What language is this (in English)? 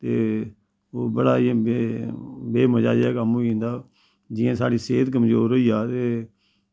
Dogri